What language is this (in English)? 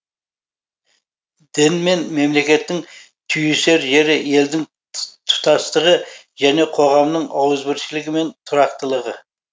Kazakh